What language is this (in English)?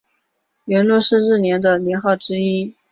Chinese